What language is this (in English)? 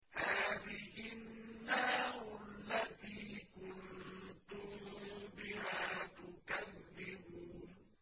Arabic